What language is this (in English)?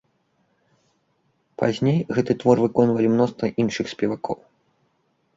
Belarusian